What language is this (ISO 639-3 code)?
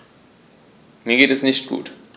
deu